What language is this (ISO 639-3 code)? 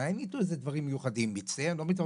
heb